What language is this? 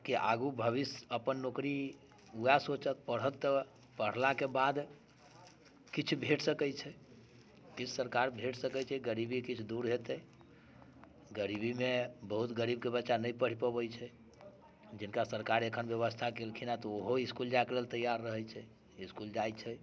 Maithili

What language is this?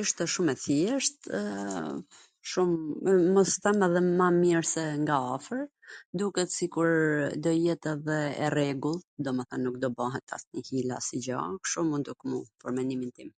Gheg Albanian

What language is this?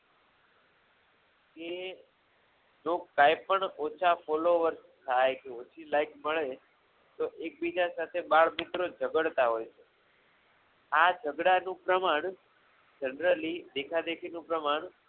Gujarati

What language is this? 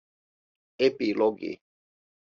Finnish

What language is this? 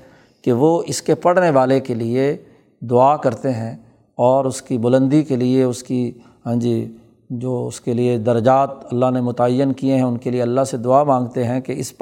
Urdu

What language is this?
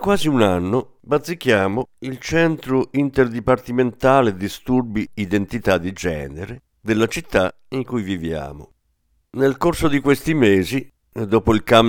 Italian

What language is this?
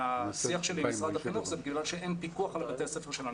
Hebrew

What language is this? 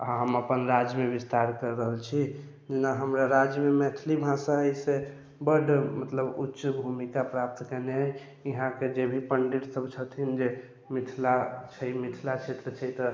Maithili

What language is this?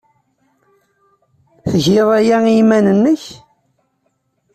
Kabyle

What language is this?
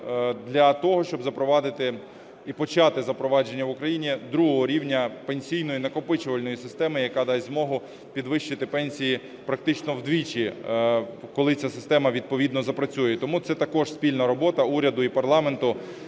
Ukrainian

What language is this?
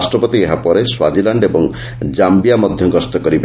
Odia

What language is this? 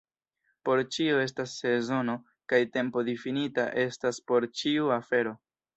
Esperanto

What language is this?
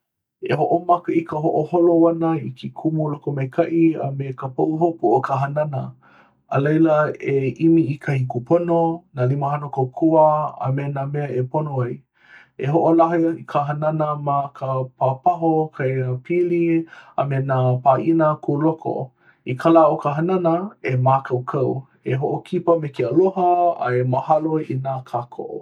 Hawaiian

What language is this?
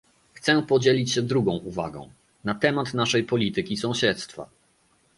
Polish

